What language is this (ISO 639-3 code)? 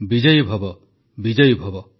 ori